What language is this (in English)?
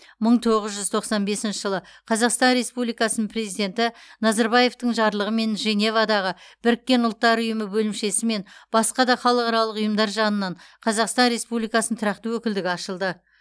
Kazakh